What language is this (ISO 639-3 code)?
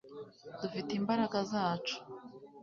kin